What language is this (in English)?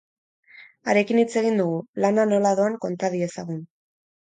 Basque